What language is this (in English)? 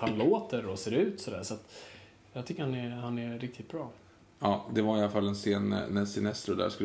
Swedish